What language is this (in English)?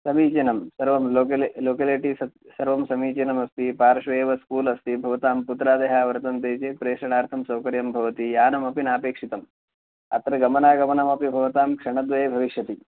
Sanskrit